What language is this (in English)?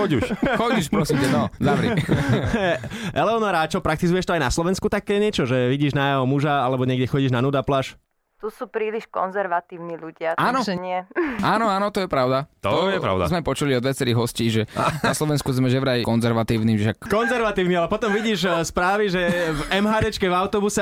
Slovak